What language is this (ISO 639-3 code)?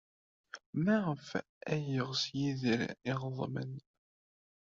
kab